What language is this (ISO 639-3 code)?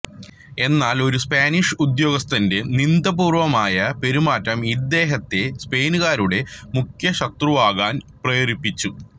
mal